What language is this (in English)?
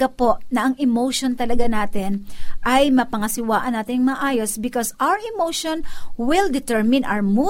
Filipino